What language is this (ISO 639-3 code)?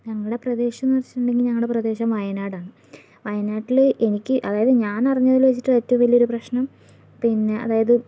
mal